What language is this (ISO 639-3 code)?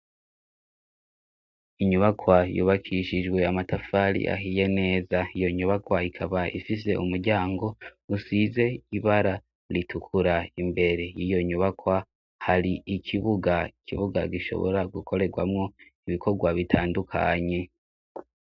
run